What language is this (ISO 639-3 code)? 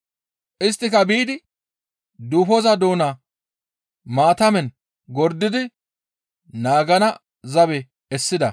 gmv